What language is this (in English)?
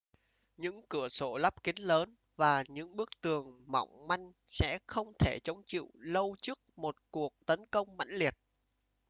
Vietnamese